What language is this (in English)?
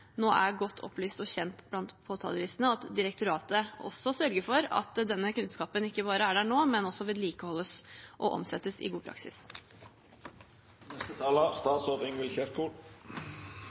Norwegian Bokmål